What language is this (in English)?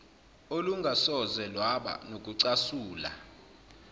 Zulu